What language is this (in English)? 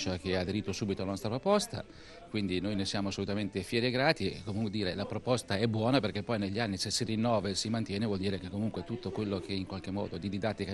Italian